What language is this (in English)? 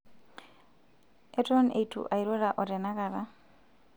Masai